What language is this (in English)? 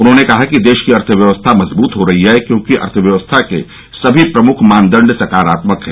Hindi